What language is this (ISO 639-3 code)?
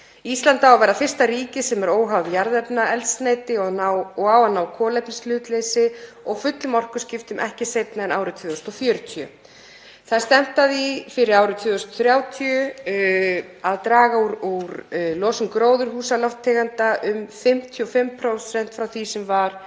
isl